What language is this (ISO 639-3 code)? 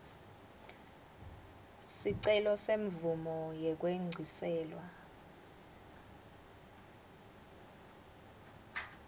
ssw